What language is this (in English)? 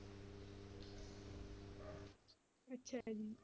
Punjabi